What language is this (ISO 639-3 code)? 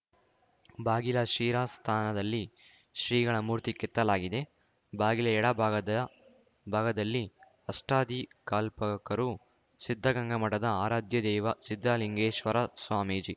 kan